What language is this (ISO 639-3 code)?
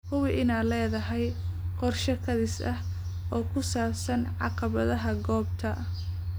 som